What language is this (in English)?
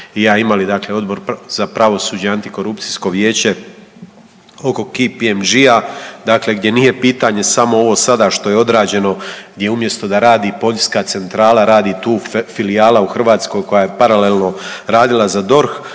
Croatian